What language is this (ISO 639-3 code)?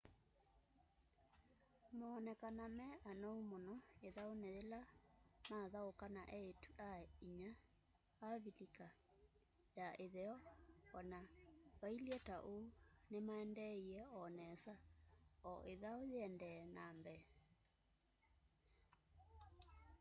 kam